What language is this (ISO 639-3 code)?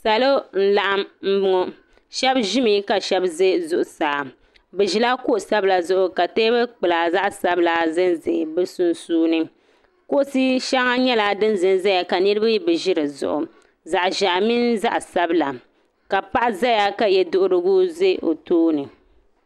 dag